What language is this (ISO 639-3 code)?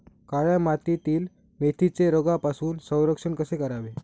mar